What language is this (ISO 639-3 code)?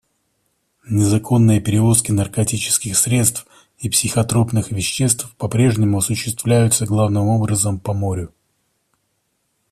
rus